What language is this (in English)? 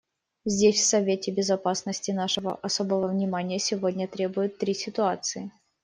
Russian